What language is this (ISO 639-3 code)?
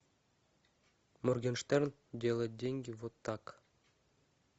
rus